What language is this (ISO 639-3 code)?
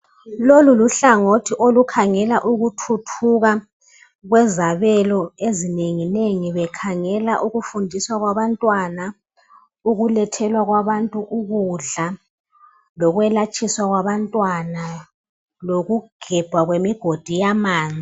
nde